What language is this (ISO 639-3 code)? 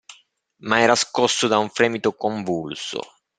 ita